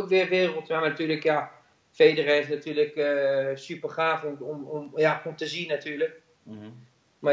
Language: Dutch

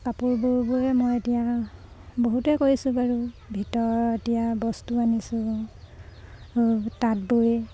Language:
Assamese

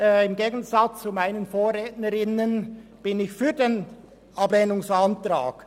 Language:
Swiss German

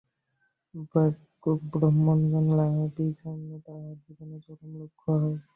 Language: Bangla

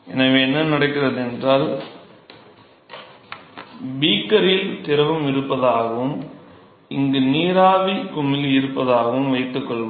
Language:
Tamil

